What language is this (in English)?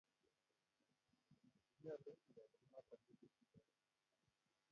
Kalenjin